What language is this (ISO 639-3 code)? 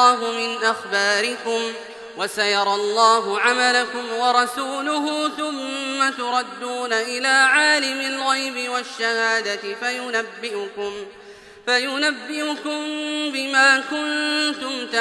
ara